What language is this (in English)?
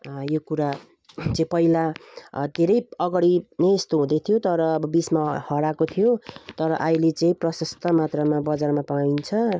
Nepali